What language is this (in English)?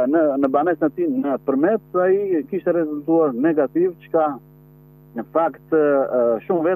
Dutch